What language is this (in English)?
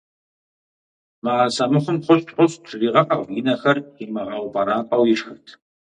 Kabardian